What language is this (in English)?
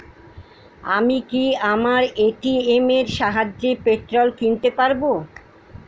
Bangla